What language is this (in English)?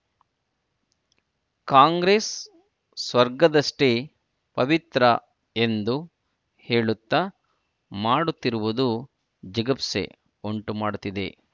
Kannada